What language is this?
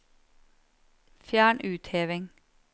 Norwegian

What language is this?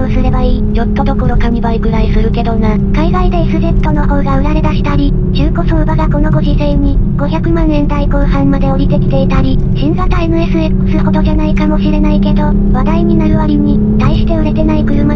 Japanese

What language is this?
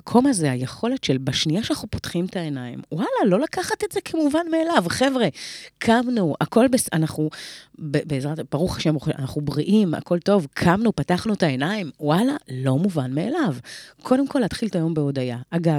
Hebrew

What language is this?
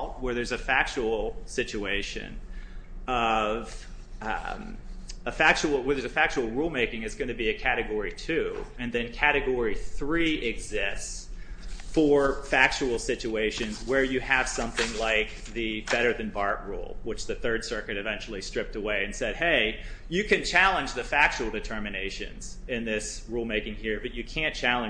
English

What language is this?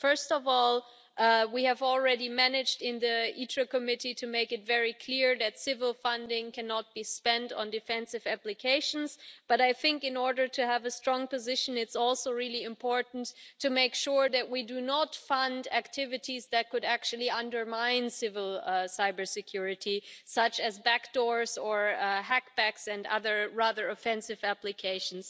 English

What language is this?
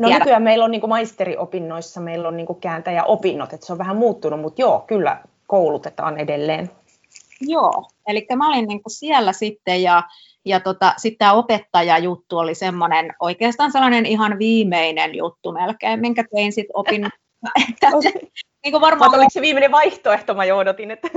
Finnish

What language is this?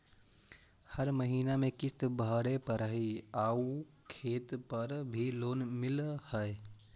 Magahi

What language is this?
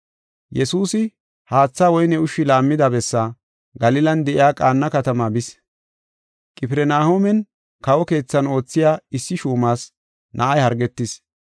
Gofa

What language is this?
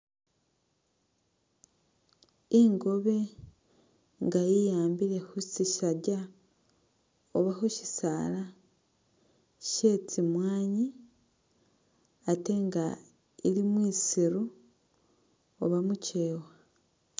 Masaaba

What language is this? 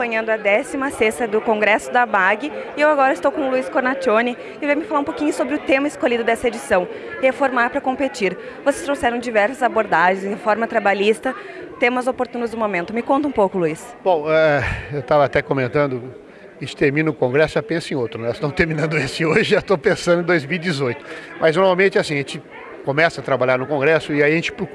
Portuguese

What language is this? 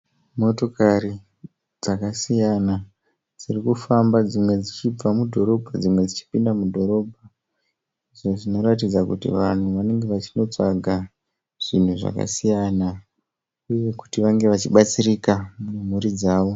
Shona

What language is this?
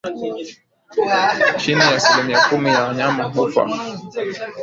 Swahili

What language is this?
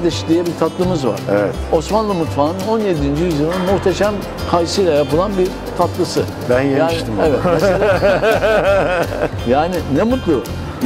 Turkish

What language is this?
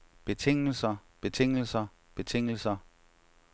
Danish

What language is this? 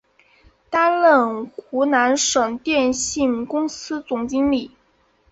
Chinese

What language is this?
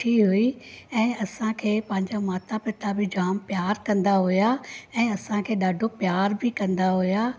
Sindhi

